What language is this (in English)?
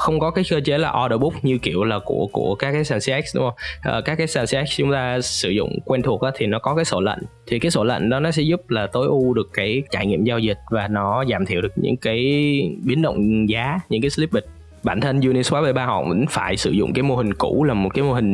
Vietnamese